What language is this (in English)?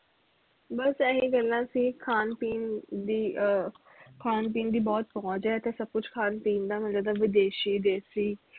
Punjabi